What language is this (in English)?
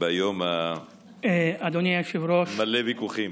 Hebrew